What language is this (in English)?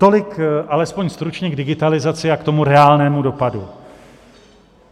Czech